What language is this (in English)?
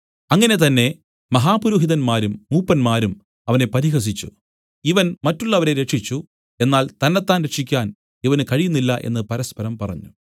Malayalam